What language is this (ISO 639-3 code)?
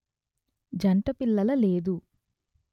tel